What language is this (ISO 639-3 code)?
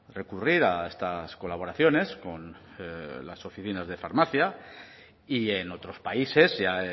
spa